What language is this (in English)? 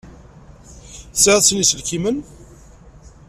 Kabyle